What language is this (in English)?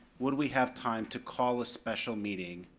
English